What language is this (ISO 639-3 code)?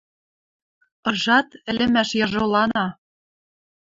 mrj